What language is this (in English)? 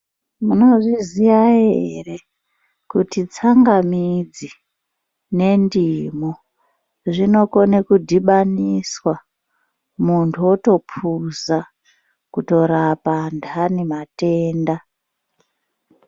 Ndau